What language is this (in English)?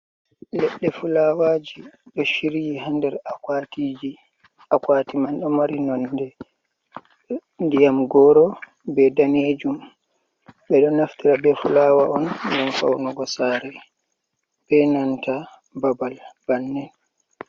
Fula